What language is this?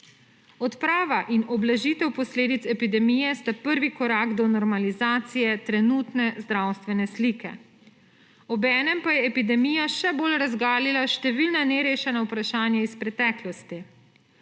Slovenian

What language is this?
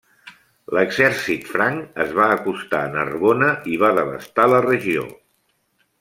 Catalan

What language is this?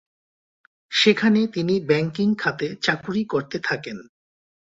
Bangla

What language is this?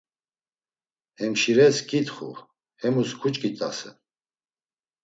Laz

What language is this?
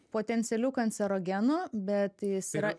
Lithuanian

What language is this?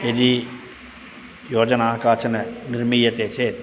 Sanskrit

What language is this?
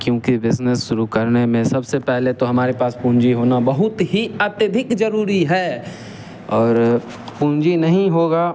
Hindi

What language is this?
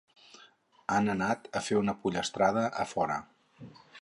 Catalan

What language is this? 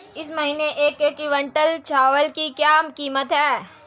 Hindi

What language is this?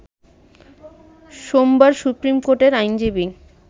Bangla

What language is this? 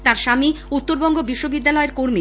Bangla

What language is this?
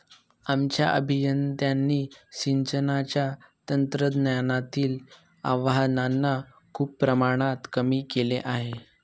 Marathi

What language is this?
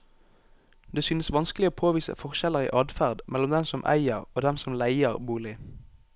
Norwegian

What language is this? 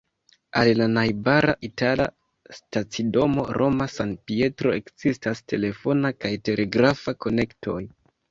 Esperanto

